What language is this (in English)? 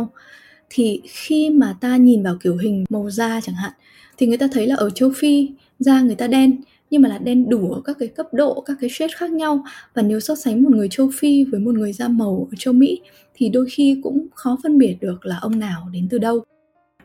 Vietnamese